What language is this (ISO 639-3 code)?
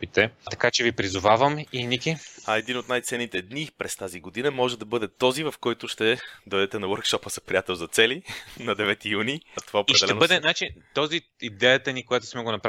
bul